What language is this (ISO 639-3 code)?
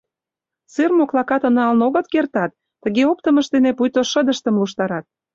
chm